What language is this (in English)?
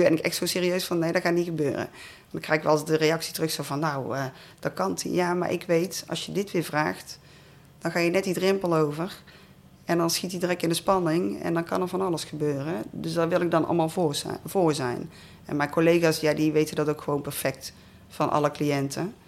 Dutch